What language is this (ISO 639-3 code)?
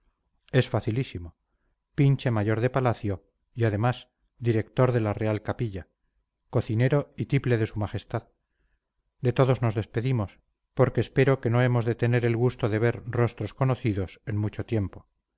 spa